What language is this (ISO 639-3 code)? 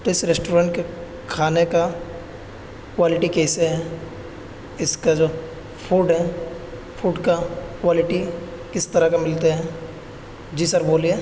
urd